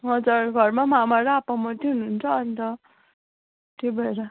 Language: Nepali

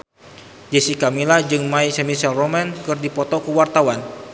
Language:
Sundanese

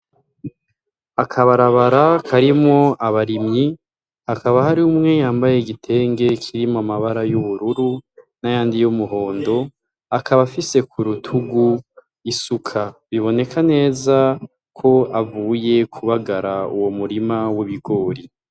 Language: Rundi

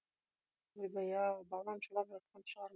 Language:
Kazakh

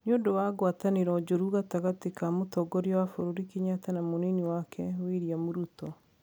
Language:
Kikuyu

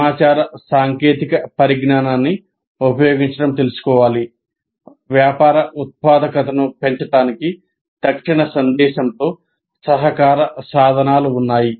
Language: Telugu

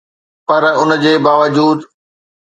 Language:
Sindhi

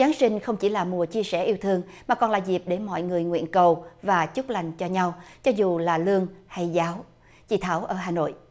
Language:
Vietnamese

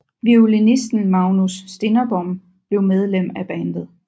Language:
Danish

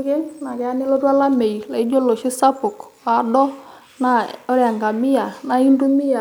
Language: Masai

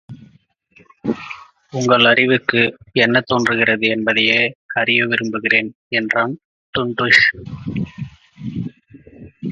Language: Tamil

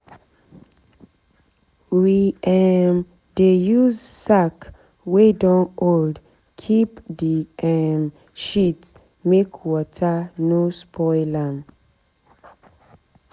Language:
Nigerian Pidgin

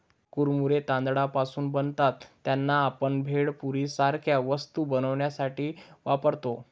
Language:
Marathi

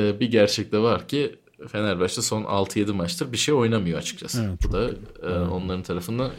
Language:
Turkish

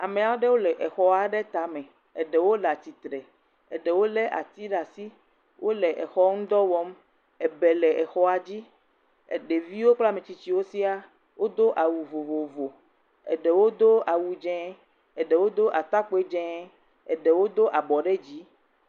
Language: Ewe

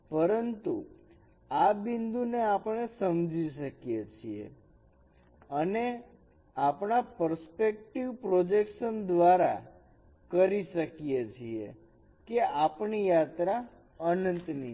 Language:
Gujarati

